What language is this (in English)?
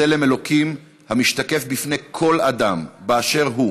Hebrew